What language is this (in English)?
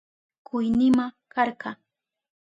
Southern Pastaza Quechua